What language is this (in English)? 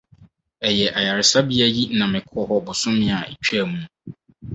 Akan